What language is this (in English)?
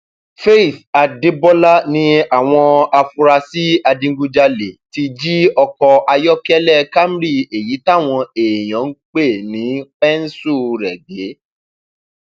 Yoruba